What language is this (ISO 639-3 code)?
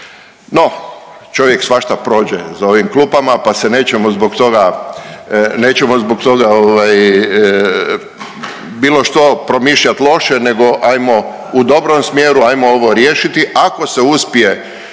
hrv